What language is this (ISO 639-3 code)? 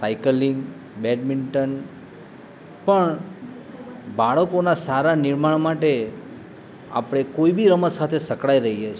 guj